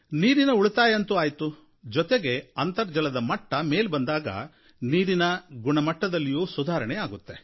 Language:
Kannada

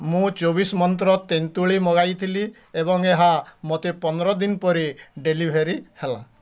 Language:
Odia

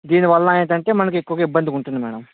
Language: Telugu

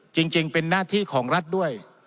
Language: Thai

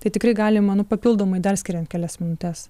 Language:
Lithuanian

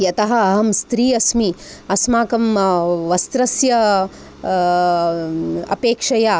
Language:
Sanskrit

